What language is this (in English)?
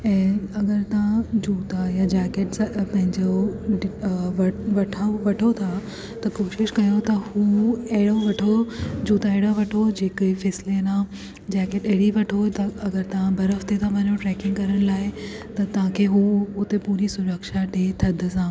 Sindhi